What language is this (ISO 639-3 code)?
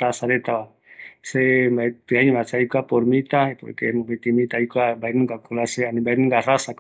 gui